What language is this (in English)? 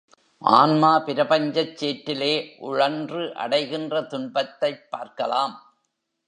Tamil